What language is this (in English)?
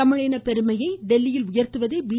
Tamil